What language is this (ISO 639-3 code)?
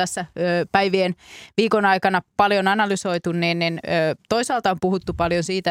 fin